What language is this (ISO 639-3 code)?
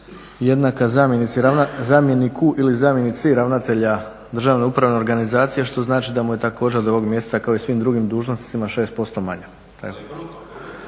hrv